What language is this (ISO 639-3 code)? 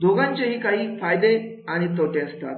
mar